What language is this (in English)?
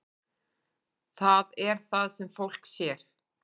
Icelandic